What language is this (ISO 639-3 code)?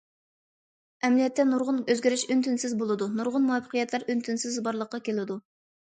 uig